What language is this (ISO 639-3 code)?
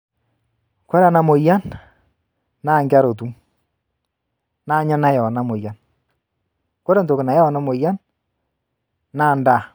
mas